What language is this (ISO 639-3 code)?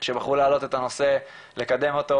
heb